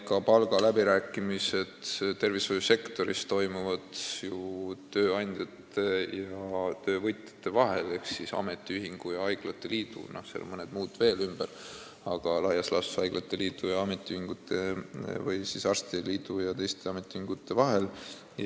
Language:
Estonian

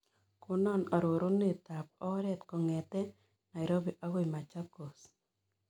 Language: Kalenjin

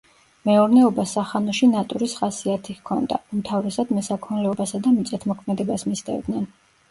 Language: Georgian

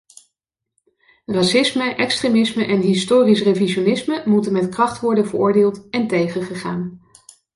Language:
Dutch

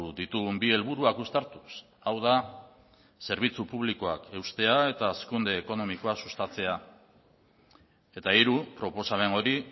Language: Basque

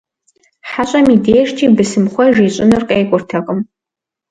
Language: Kabardian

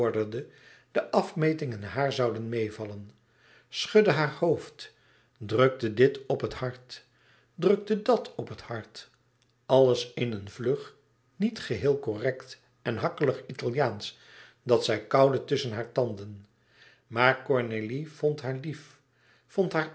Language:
Dutch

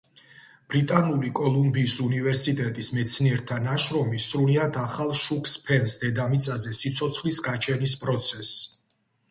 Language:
Georgian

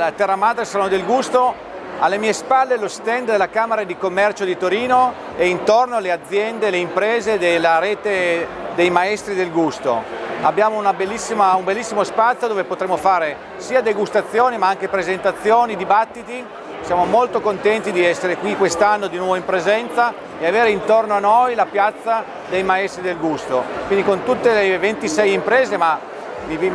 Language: Italian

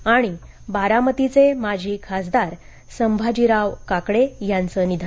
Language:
Marathi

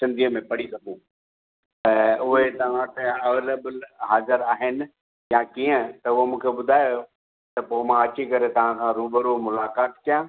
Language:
Sindhi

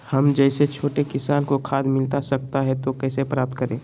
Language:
Magahi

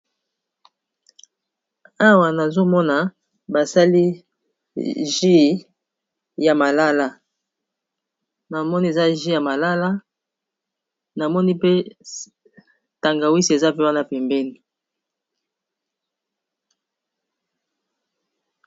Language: Lingala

